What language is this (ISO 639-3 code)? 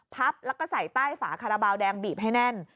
tha